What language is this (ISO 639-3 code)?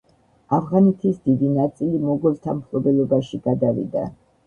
kat